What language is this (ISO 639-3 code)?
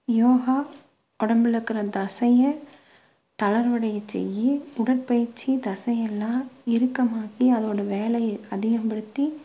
tam